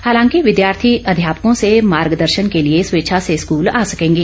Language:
Hindi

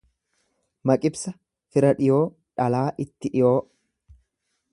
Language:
Oromo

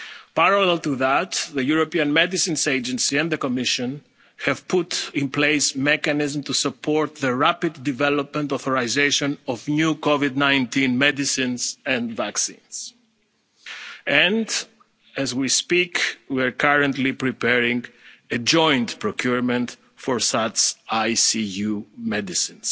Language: English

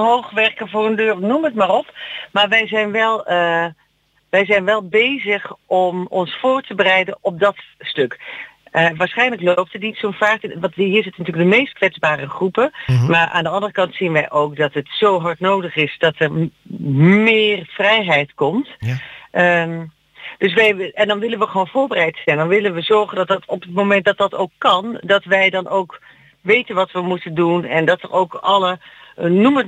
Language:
Dutch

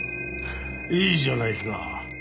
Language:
Japanese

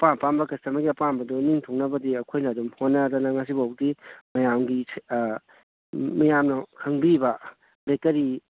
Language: Manipuri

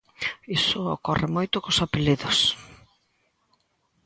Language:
Galician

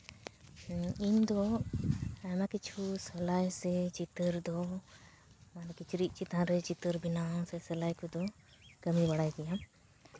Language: Santali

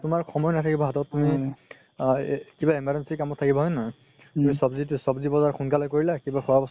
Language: Assamese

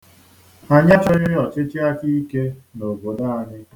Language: Igbo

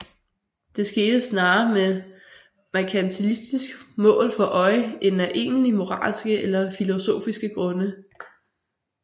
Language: Danish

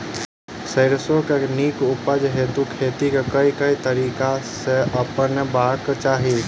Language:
Maithili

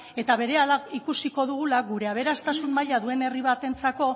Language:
Basque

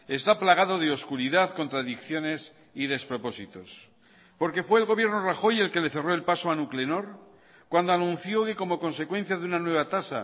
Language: Spanish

